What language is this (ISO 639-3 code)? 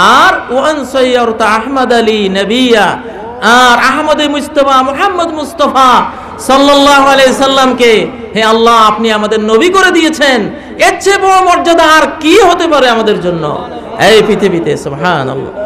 ara